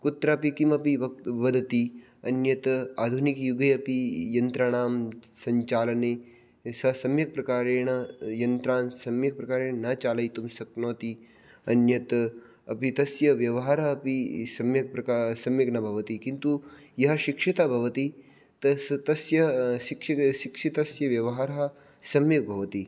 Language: Sanskrit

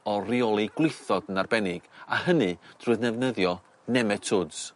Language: Welsh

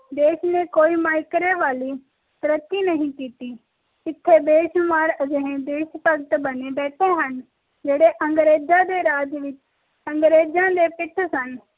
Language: Punjabi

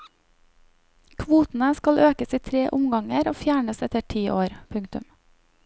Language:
Norwegian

